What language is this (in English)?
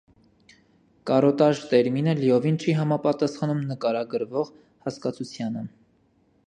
Armenian